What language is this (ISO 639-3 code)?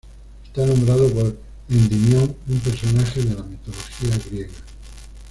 spa